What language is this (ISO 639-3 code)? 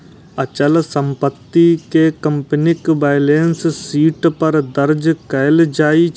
mai